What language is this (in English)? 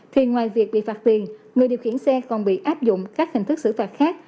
Vietnamese